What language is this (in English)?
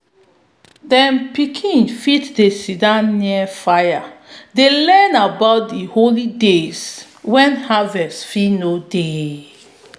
Nigerian Pidgin